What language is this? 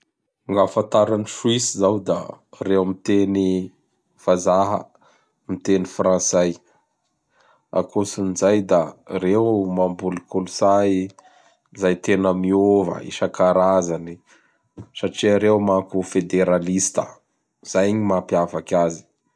Bara Malagasy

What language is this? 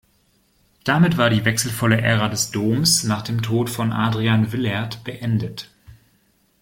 German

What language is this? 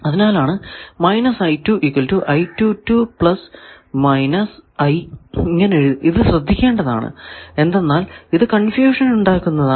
Malayalam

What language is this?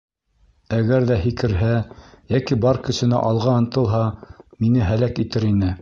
Bashkir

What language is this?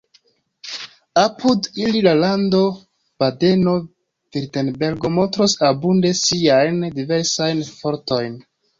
Esperanto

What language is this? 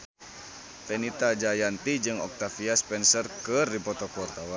Sundanese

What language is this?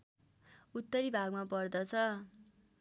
Nepali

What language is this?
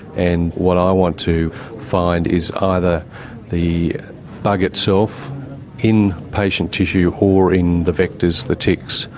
English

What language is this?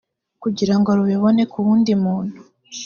Kinyarwanda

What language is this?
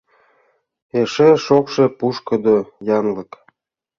Mari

